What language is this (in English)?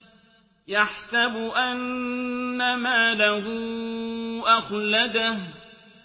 Arabic